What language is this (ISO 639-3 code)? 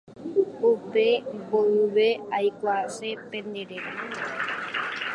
grn